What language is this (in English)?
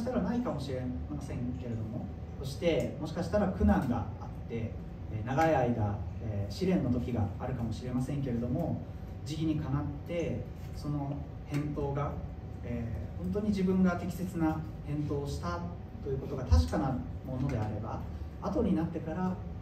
Japanese